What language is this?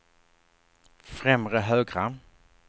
Swedish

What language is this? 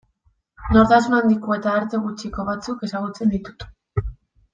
Basque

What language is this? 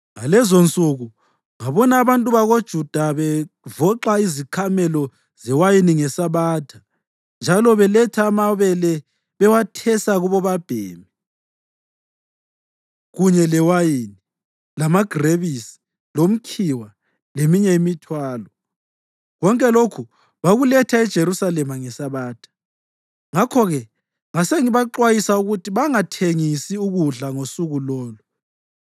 North Ndebele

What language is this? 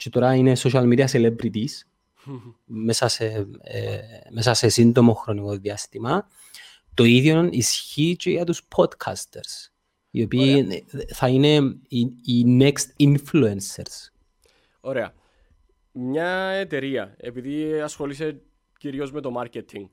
Greek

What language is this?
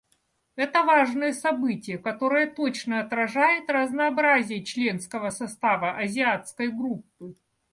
Russian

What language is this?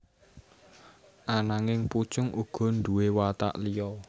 Javanese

